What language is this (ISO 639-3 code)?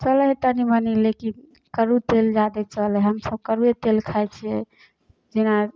mai